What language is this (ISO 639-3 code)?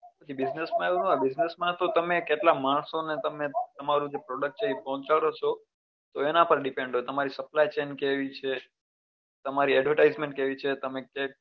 guj